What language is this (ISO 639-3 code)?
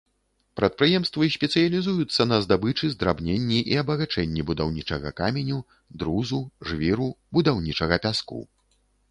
bel